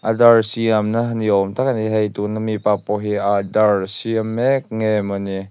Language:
Mizo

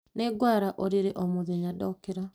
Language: Kikuyu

